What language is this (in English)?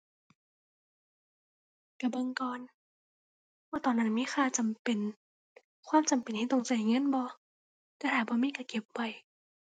Thai